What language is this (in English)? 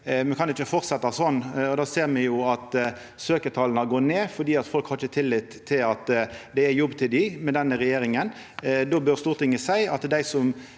Norwegian